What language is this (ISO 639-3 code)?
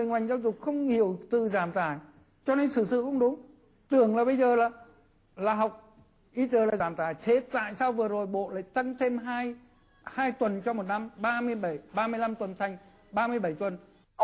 vie